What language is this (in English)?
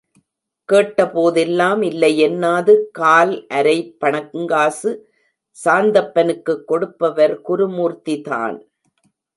Tamil